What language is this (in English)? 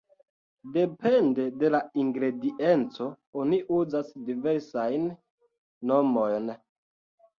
Esperanto